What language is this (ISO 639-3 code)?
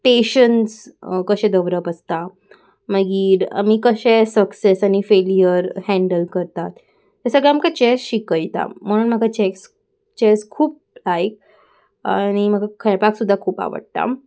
kok